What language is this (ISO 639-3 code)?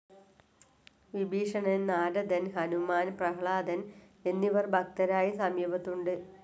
mal